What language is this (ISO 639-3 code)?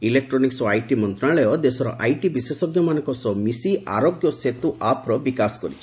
ori